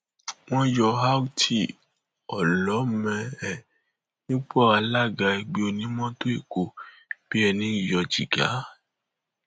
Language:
Yoruba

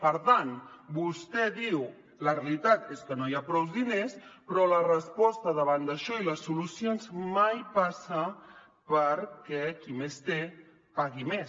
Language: Catalan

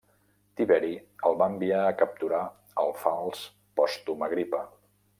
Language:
Catalan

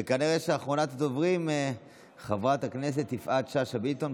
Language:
Hebrew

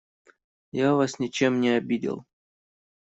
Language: Russian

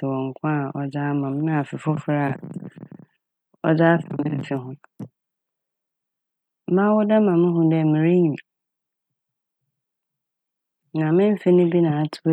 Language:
Akan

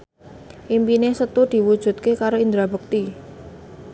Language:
Javanese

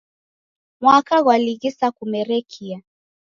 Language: Taita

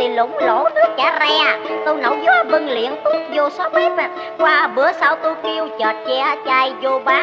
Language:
Vietnamese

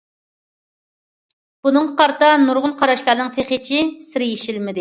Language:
Uyghur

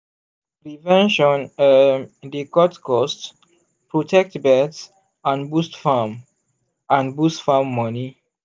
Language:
Nigerian Pidgin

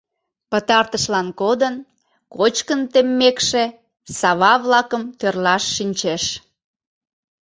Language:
Mari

